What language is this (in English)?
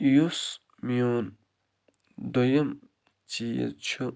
Kashmiri